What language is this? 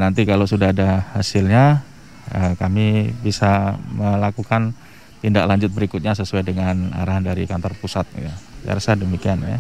Indonesian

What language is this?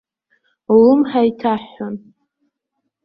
Abkhazian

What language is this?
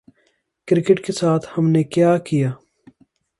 Urdu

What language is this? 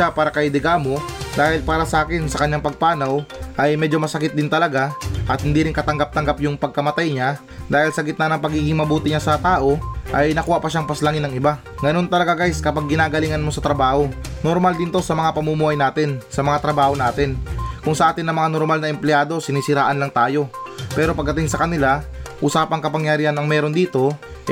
Filipino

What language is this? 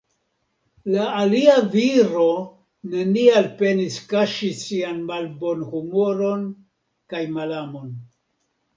Esperanto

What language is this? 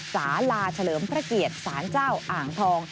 Thai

